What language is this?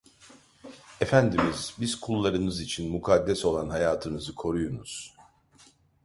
Turkish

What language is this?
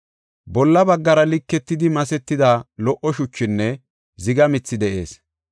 Gofa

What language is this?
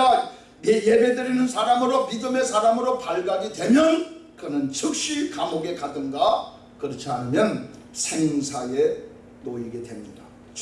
Korean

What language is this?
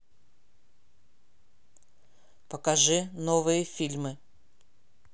Russian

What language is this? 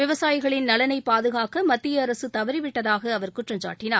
Tamil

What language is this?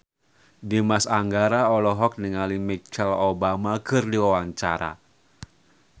Sundanese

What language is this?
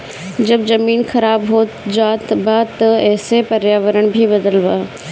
Bhojpuri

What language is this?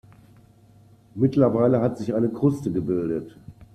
German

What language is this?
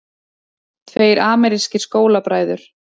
Icelandic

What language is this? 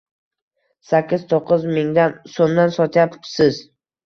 Uzbek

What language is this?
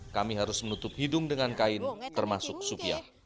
Indonesian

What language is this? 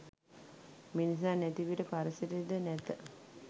Sinhala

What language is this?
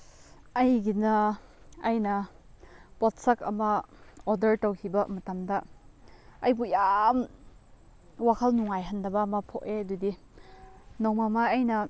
Manipuri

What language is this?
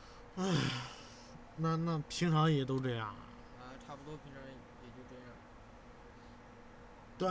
Chinese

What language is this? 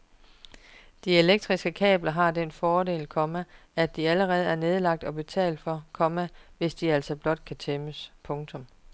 Danish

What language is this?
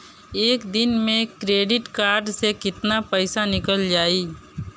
Bhojpuri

